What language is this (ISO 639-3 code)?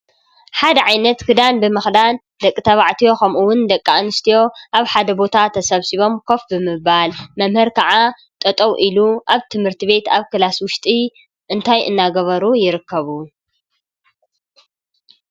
tir